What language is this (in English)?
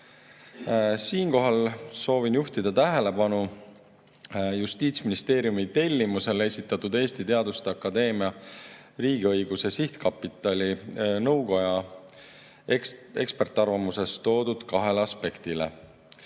Estonian